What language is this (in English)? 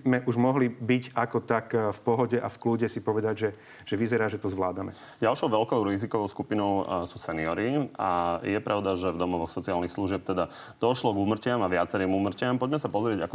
Slovak